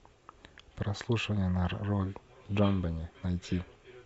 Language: Russian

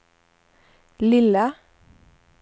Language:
Swedish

